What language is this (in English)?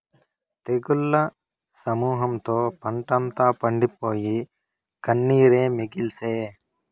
Telugu